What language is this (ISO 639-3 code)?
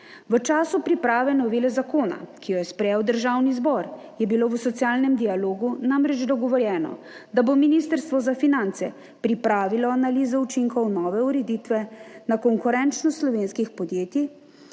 slv